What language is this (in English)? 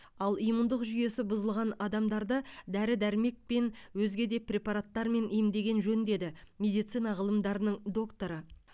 Kazakh